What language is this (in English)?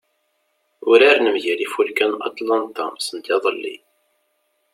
Kabyle